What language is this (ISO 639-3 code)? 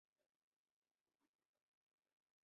zho